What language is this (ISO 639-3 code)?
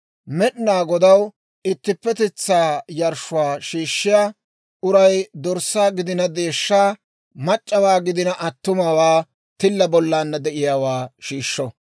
dwr